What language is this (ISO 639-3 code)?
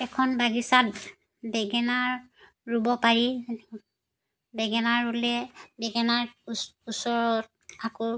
asm